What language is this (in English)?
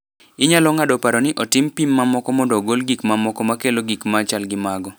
Luo (Kenya and Tanzania)